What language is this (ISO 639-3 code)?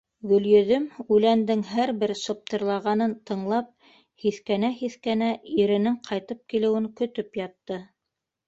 bak